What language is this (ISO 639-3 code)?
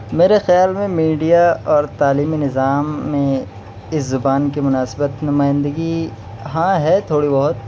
urd